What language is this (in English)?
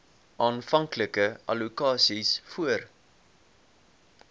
Afrikaans